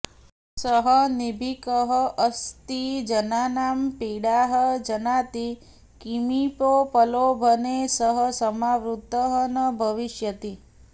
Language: Sanskrit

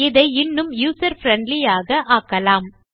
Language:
Tamil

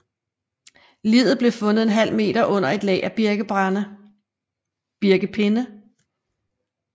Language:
Danish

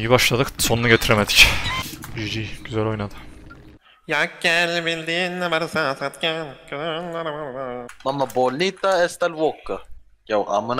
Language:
Turkish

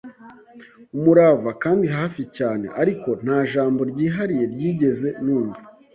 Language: Kinyarwanda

